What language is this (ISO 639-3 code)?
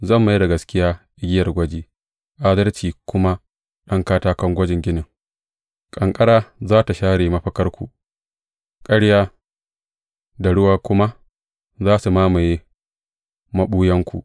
hau